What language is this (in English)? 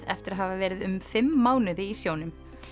Icelandic